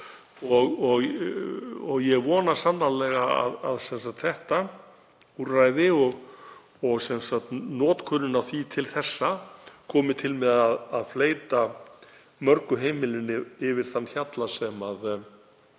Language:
Icelandic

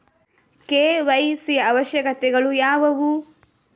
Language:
Kannada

